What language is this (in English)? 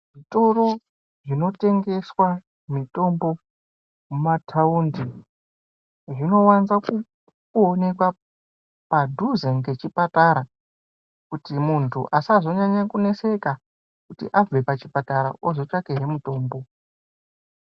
Ndau